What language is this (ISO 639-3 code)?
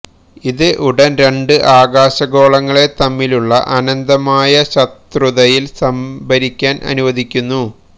mal